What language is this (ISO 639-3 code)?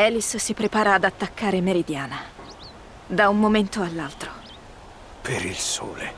ita